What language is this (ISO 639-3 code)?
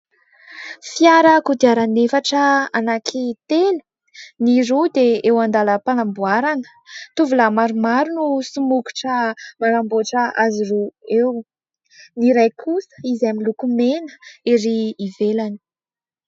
mlg